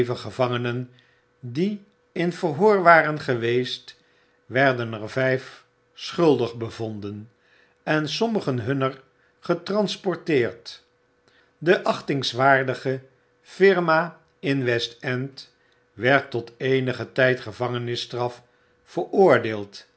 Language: Dutch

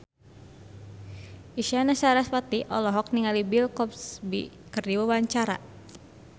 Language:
Sundanese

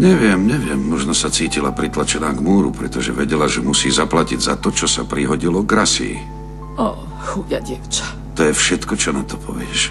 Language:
Czech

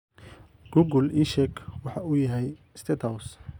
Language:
Somali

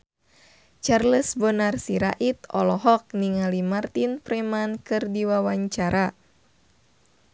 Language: Sundanese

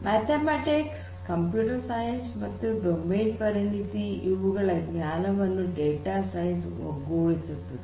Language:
Kannada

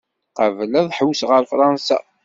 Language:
Kabyle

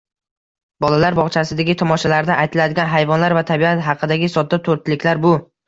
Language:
Uzbek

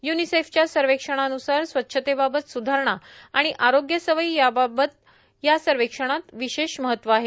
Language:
Marathi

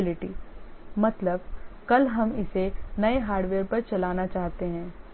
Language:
Hindi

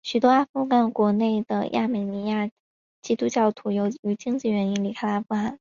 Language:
Chinese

